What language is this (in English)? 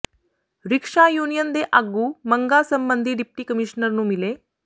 Punjabi